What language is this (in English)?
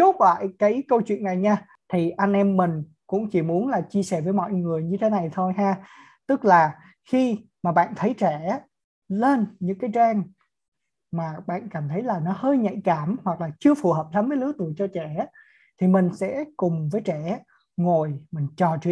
Vietnamese